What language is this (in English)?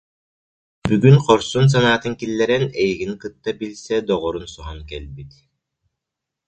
Yakut